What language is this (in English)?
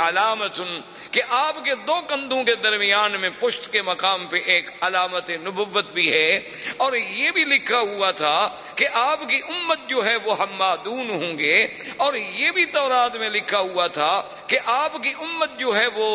Urdu